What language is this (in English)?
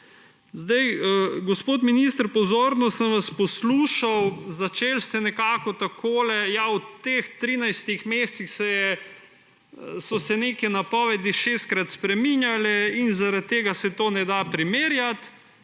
Slovenian